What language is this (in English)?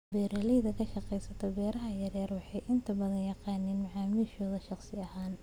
Somali